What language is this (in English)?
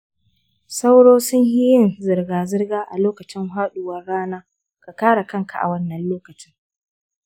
Hausa